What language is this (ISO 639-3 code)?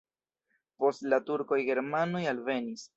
epo